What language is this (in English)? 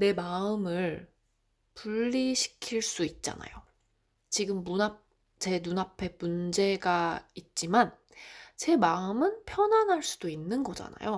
Korean